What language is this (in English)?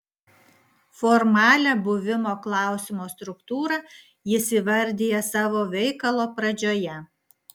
Lithuanian